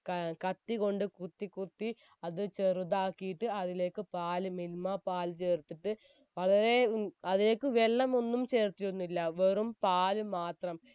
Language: Malayalam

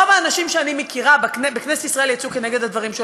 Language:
Hebrew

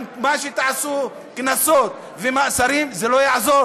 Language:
Hebrew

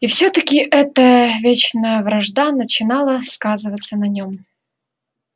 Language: Russian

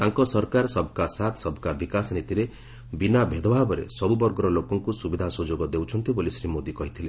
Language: Odia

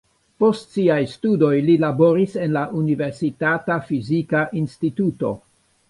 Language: Esperanto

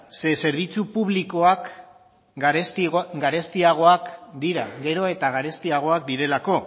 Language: Basque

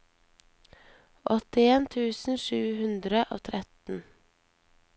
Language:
Norwegian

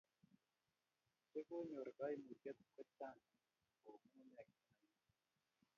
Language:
Kalenjin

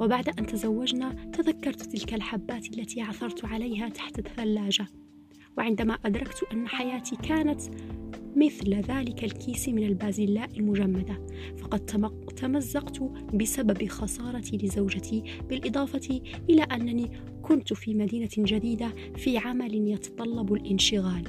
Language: Arabic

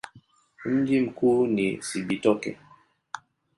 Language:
Swahili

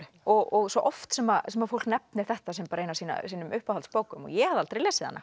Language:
Icelandic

